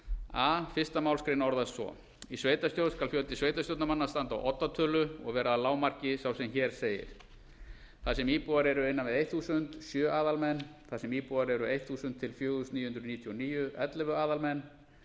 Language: Icelandic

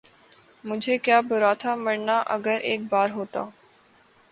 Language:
Urdu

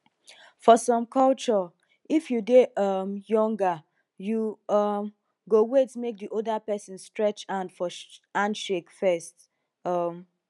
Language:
Nigerian Pidgin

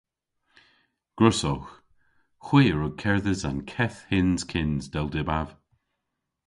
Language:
Cornish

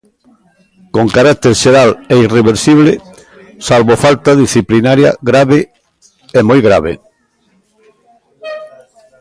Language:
Galician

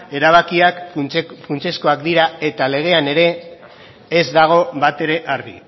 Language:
Basque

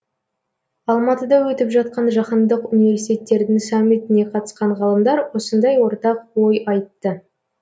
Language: Kazakh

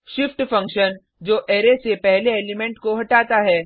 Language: Hindi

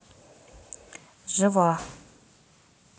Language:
Russian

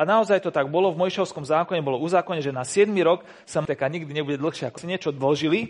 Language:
Slovak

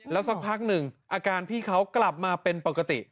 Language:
Thai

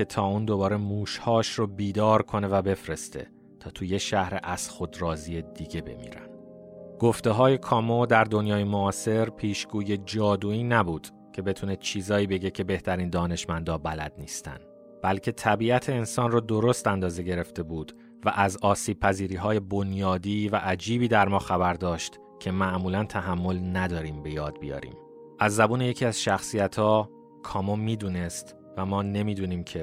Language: Persian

